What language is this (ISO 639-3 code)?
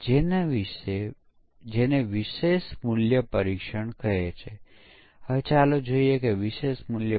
guj